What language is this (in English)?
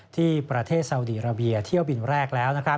Thai